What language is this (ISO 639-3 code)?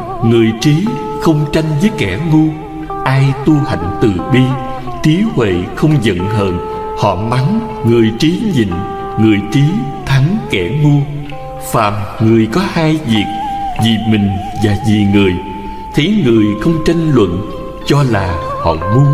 vie